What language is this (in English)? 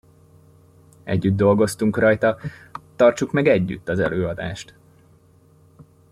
Hungarian